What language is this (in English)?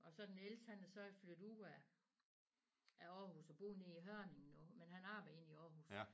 Danish